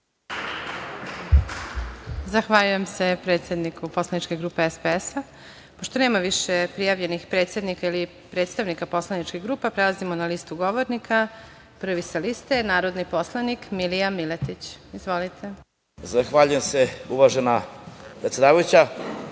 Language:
Serbian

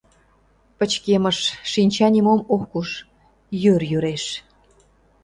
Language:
Mari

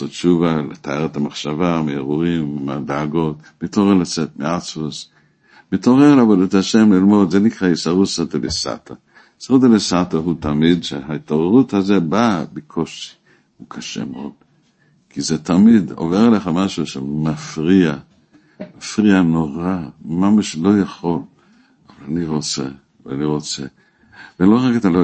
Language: Hebrew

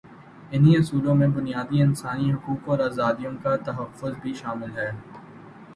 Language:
Urdu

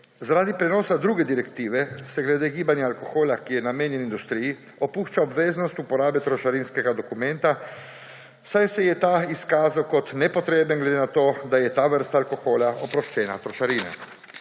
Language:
Slovenian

